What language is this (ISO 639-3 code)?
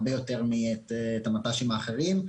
heb